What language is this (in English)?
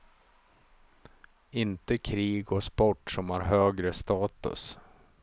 Swedish